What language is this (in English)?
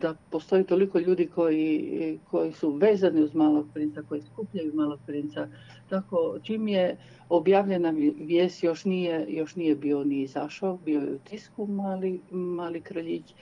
Croatian